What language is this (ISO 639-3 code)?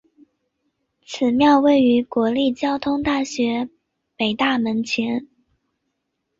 zho